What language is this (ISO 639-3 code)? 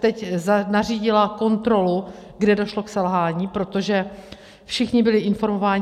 ces